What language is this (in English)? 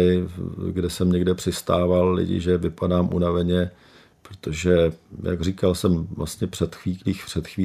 Czech